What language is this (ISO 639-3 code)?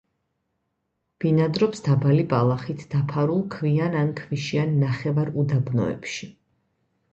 kat